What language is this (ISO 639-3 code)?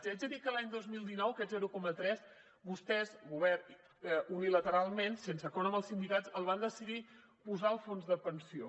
cat